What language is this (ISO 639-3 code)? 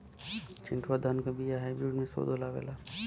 bho